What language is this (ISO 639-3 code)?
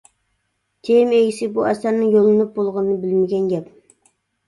uig